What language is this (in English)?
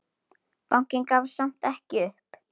Icelandic